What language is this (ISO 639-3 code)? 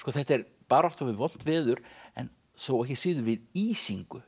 isl